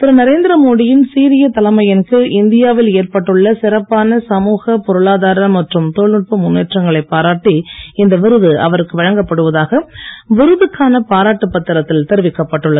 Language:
Tamil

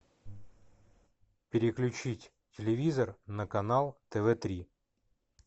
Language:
Russian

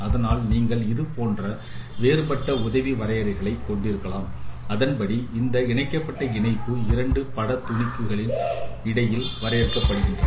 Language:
Tamil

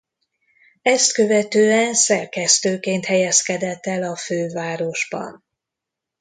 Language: Hungarian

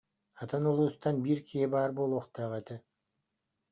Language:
Yakut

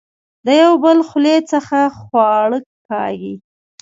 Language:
Pashto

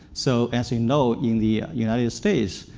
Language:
English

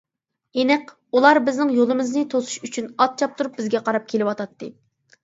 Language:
Uyghur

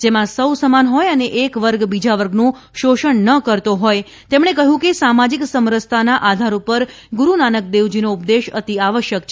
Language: Gujarati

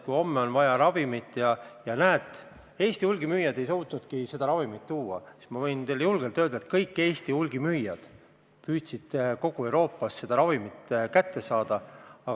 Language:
Estonian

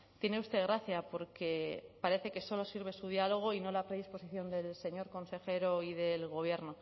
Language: Spanish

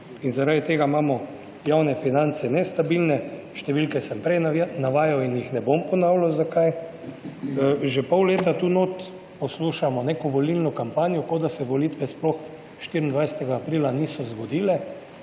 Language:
Slovenian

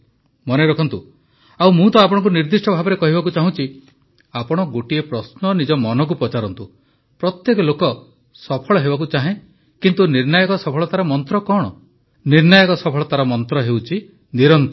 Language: Odia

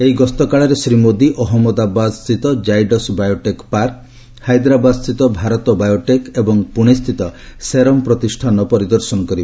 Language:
Odia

